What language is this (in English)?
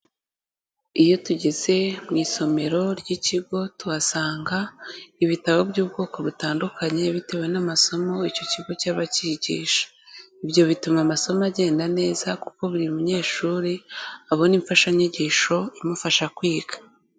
Kinyarwanda